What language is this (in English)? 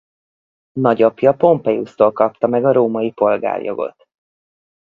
Hungarian